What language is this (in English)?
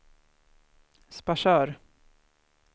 Swedish